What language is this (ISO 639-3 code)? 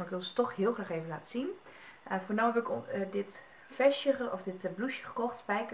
nld